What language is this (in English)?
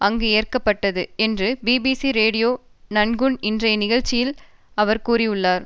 Tamil